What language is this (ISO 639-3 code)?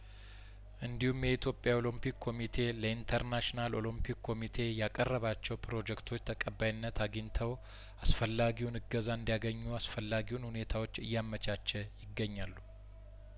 amh